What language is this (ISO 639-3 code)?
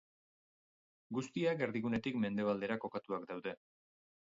eus